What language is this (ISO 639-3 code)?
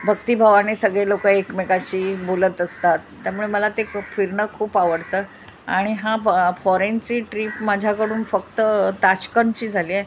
mar